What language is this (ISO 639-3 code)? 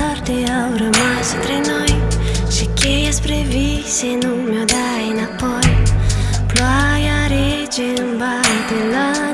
ron